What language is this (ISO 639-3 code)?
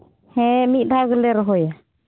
sat